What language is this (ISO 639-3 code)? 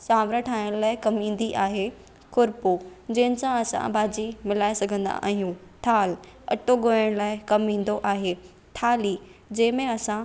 snd